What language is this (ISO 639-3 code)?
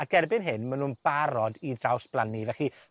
cym